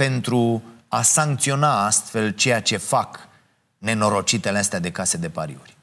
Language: Romanian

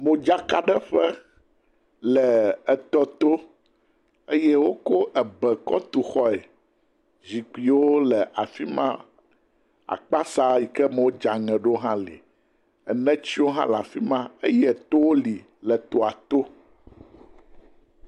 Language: Ewe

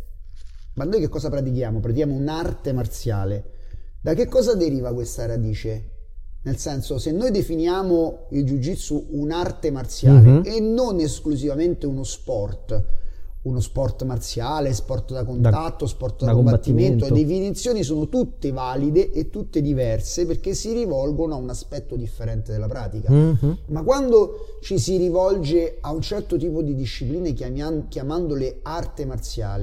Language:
Italian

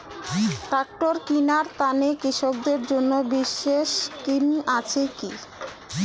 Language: Bangla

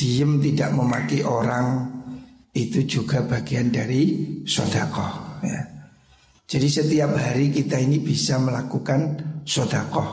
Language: Indonesian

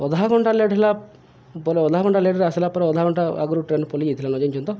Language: Odia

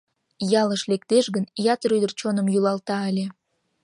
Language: Mari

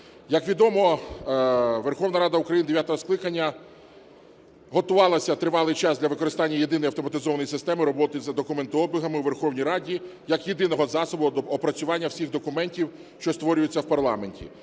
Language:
Ukrainian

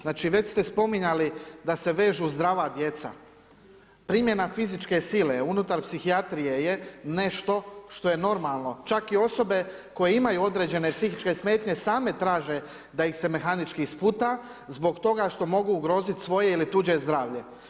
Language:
Croatian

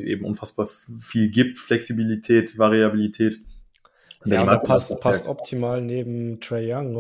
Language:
German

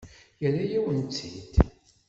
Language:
Kabyle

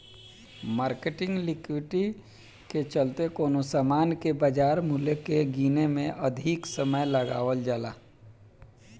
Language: Bhojpuri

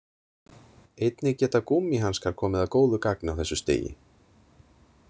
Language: Icelandic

